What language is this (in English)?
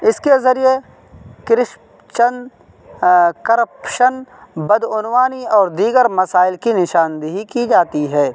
Urdu